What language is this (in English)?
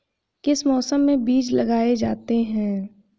Hindi